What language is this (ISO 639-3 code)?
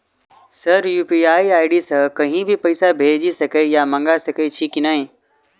mai